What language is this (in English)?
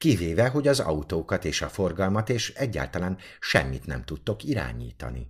Hungarian